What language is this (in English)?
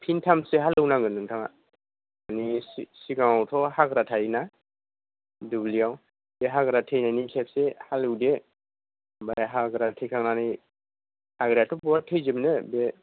Bodo